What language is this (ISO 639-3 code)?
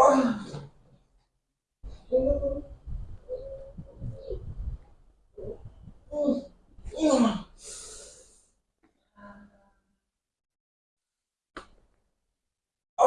ind